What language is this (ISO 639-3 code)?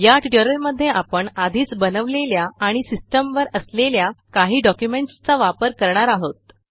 mar